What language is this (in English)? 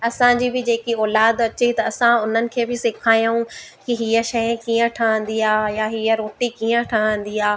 Sindhi